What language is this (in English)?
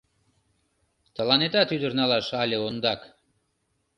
Mari